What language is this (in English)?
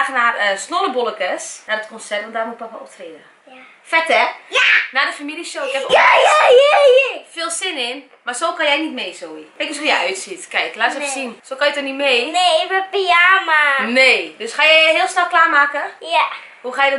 Dutch